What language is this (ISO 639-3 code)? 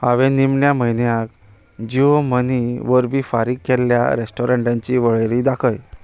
kok